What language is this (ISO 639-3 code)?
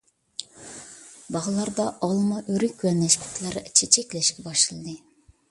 uig